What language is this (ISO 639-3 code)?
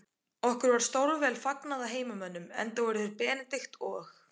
isl